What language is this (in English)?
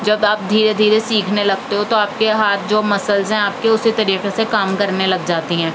Urdu